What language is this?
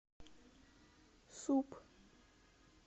Russian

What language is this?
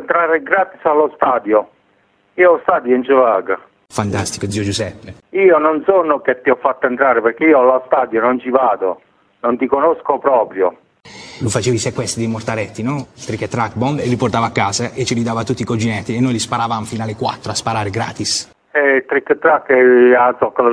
Italian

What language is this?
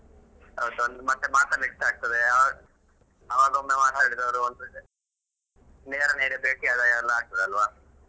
Kannada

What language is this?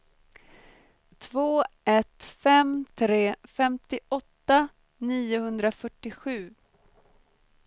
Swedish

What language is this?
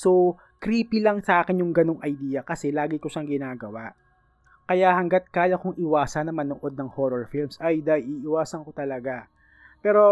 Filipino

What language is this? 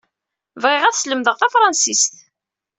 Kabyle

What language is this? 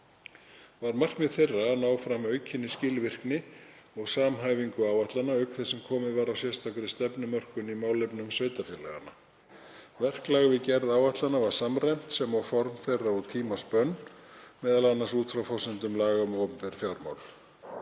Icelandic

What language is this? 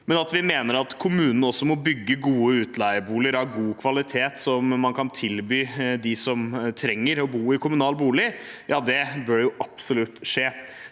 Norwegian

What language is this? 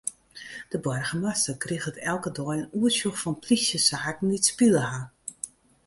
Western Frisian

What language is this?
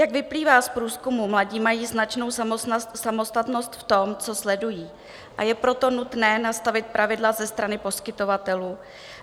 Czech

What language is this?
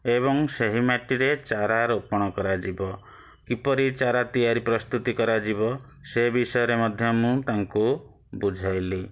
Odia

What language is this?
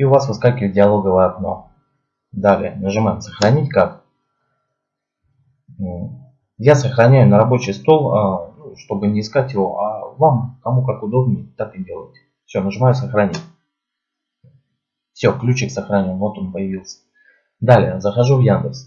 Russian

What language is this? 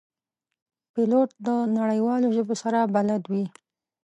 Pashto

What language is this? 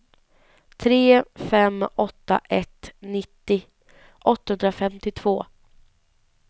Swedish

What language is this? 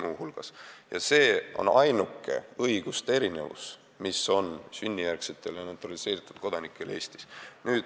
Estonian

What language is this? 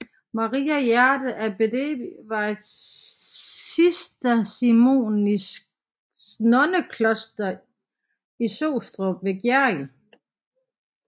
Danish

